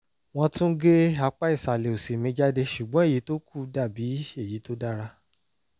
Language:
Yoruba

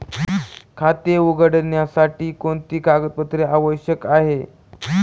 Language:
Marathi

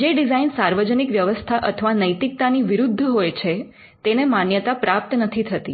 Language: Gujarati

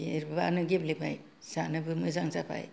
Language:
Bodo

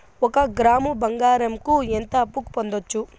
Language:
Telugu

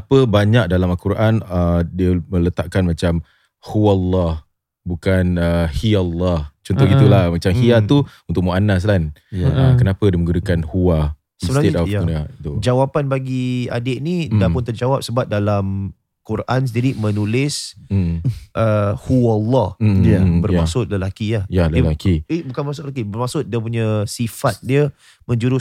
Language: Malay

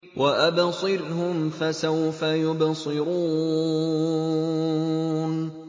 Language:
Arabic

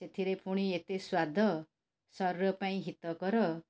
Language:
Odia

